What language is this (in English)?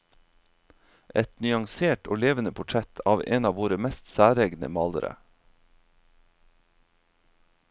Norwegian